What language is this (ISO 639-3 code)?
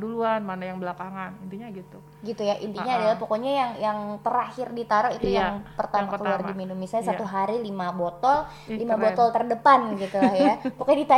ind